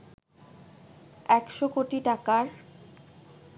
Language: Bangla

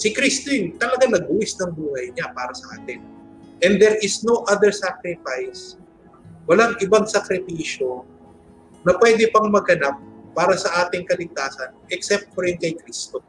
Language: Filipino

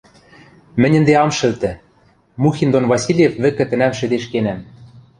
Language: Western Mari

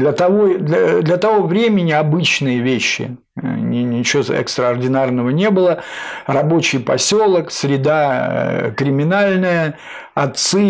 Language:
Russian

